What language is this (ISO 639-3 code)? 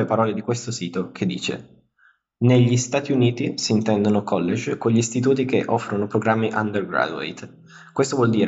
ita